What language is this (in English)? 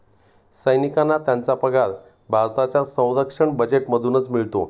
Marathi